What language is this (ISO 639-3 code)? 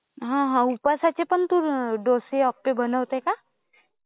mar